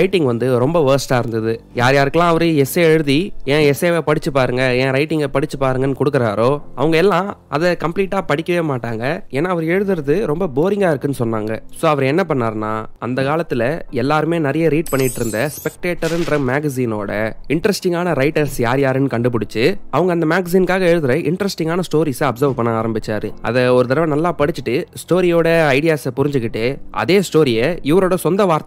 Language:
Tamil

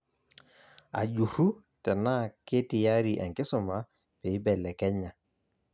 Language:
Masai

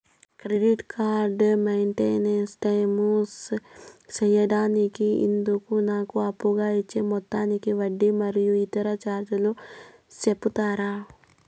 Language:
Telugu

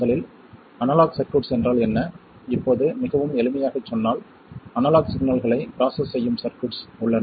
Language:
Tamil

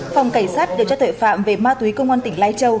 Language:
Vietnamese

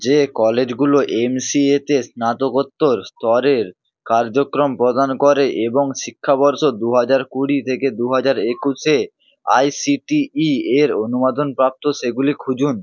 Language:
Bangla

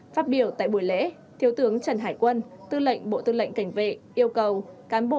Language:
Vietnamese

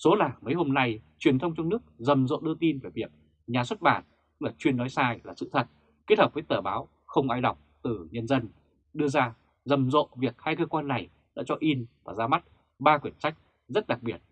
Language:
Vietnamese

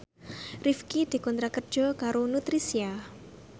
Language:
Javanese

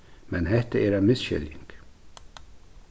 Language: Faroese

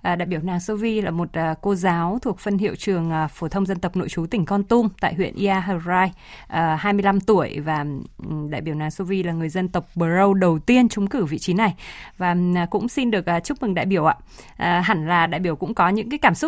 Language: Vietnamese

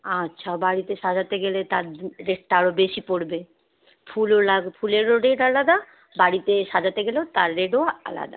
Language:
Bangla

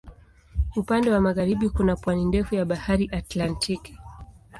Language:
Swahili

